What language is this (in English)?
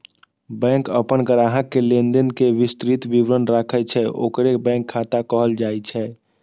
Maithili